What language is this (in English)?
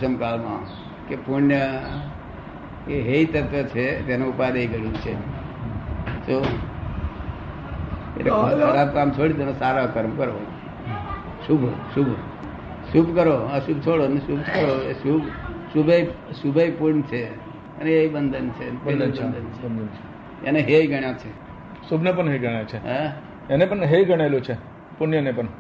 Gujarati